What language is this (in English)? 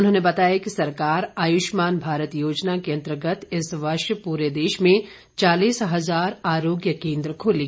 Hindi